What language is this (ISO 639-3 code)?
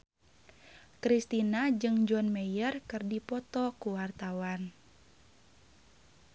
sun